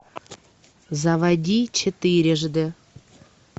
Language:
Russian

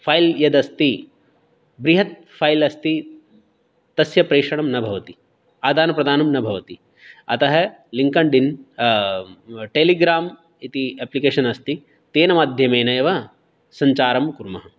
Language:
Sanskrit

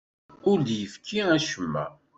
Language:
Kabyle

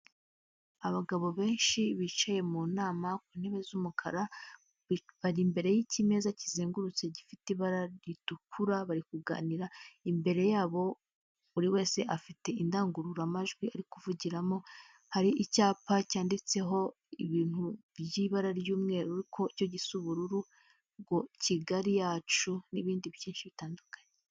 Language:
Kinyarwanda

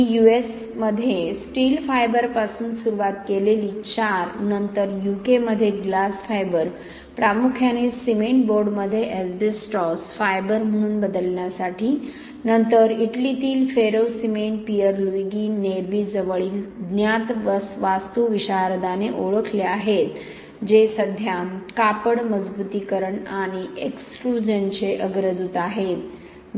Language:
Marathi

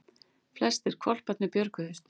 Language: Icelandic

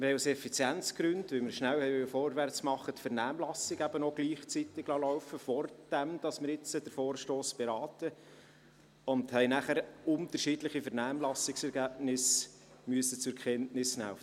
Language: Swiss German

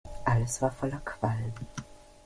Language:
German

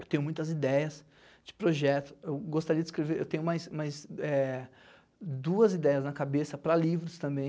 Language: Portuguese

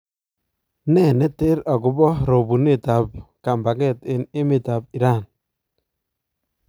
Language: Kalenjin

